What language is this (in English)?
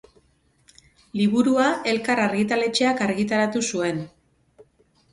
Basque